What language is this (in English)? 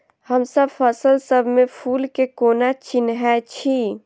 Maithili